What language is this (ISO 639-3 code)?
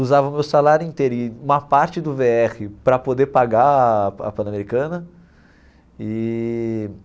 por